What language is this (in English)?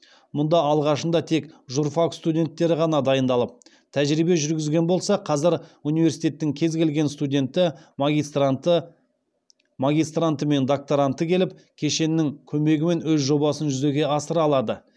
Kazakh